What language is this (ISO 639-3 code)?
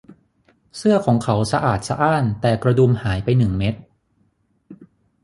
tha